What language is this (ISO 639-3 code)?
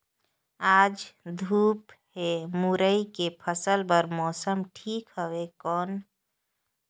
hne